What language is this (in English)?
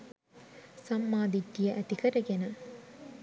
Sinhala